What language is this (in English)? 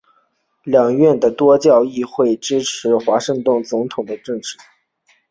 Chinese